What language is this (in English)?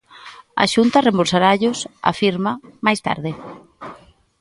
Galician